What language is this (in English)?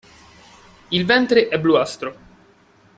Italian